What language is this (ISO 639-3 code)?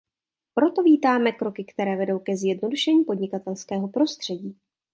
ces